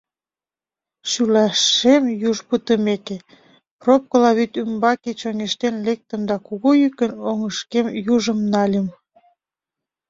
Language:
Mari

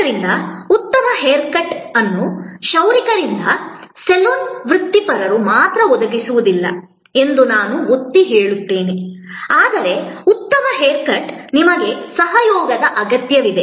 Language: Kannada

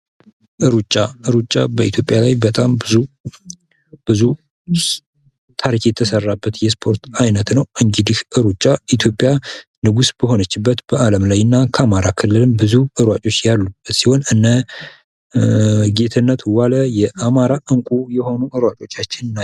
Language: Amharic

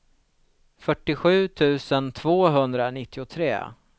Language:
Swedish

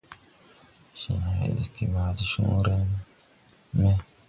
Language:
Tupuri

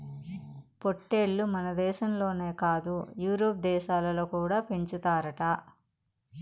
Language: Telugu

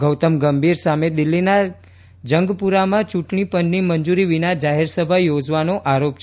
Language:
Gujarati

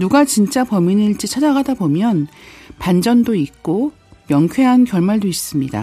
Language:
Korean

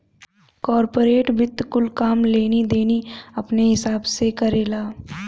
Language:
Bhojpuri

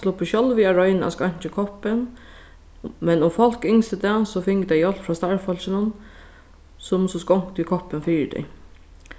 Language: Faroese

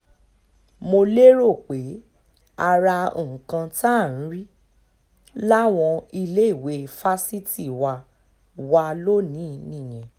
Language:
Yoruba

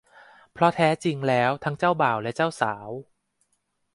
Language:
Thai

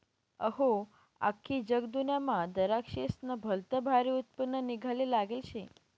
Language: Marathi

